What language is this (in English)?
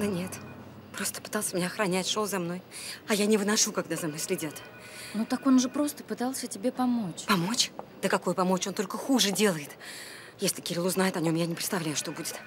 Russian